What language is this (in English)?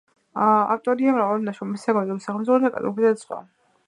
Georgian